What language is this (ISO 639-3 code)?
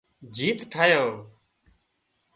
kxp